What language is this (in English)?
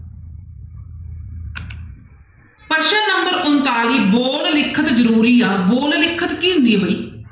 Punjabi